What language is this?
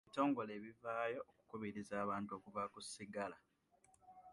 Ganda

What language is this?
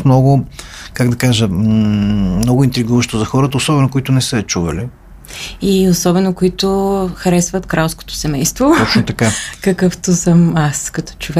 Bulgarian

